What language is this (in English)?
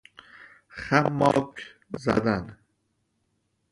Persian